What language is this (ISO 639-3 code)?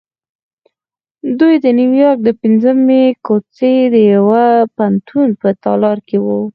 pus